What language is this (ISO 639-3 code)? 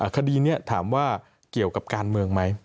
tha